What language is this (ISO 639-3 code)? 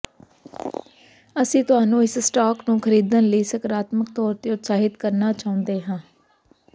pan